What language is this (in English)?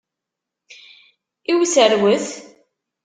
Kabyle